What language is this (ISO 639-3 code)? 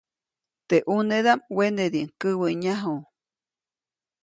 zoc